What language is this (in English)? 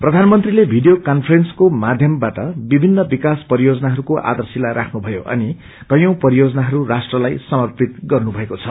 Nepali